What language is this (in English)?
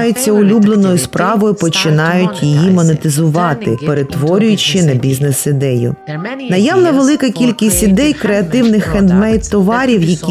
Ukrainian